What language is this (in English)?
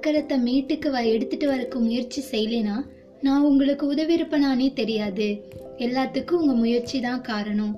Tamil